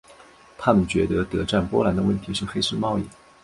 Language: Chinese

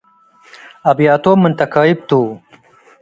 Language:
Tigre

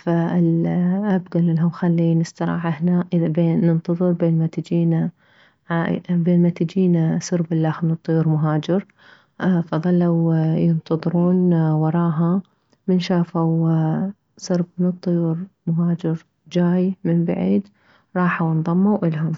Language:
Mesopotamian Arabic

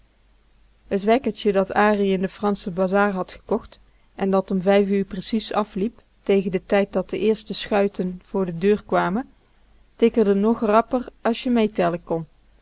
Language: Dutch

